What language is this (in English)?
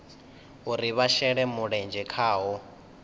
Venda